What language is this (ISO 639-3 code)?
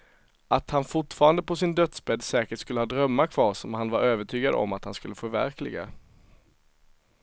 swe